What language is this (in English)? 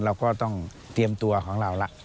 Thai